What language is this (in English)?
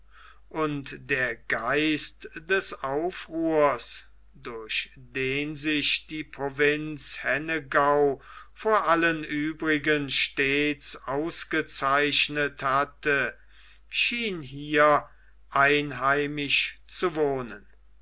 German